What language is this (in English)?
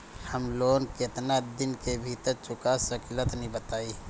Bhojpuri